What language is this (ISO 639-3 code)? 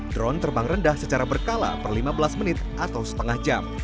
ind